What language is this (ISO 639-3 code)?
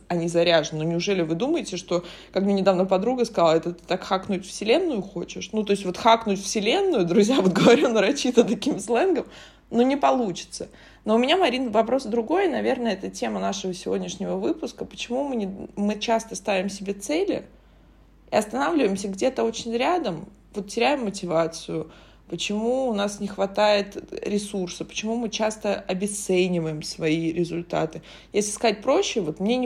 rus